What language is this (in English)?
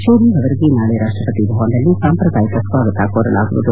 Kannada